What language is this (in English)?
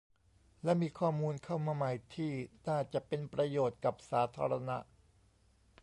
Thai